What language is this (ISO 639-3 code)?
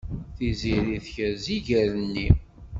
kab